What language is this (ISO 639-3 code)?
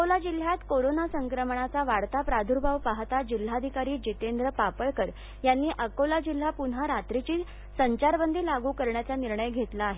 mar